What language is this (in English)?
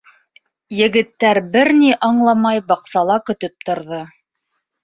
Bashkir